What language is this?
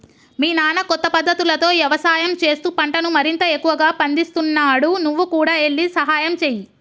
Telugu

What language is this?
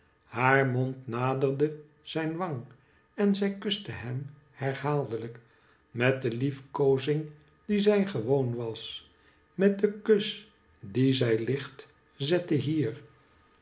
Dutch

